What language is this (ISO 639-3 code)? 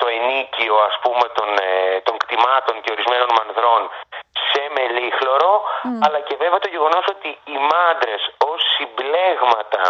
ell